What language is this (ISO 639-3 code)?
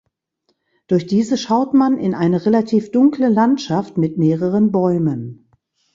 deu